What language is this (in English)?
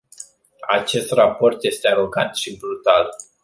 Romanian